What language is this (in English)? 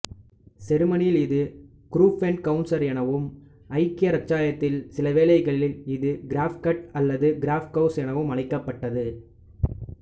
Tamil